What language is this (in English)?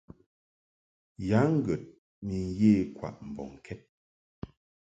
Mungaka